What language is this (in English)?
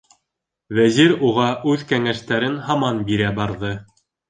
Bashkir